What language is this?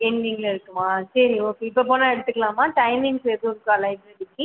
Tamil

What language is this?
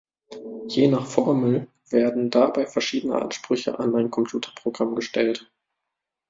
German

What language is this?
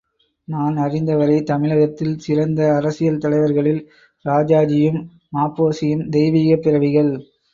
Tamil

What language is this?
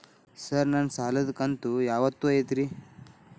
Kannada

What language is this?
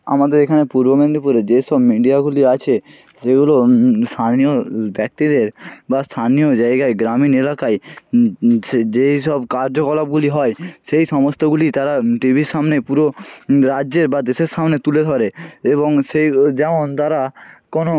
Bangla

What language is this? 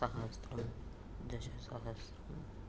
Sanskrit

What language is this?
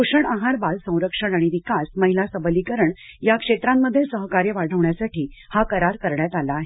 Marathi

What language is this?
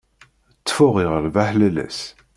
Kabyle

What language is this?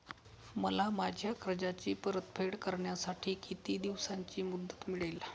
Marathi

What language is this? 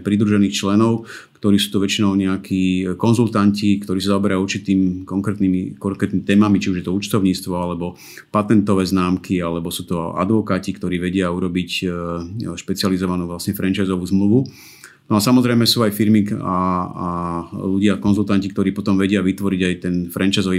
Slovak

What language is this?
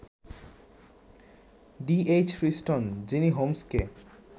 Bangla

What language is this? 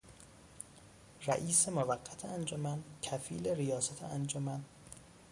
Persian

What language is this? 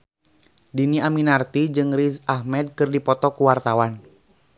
Sundanese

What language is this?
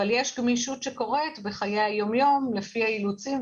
Hebrew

